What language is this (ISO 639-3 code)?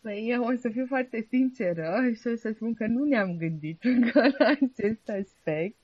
ron